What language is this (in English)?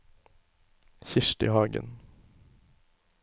Norwegian